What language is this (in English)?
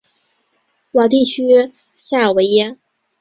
Chinese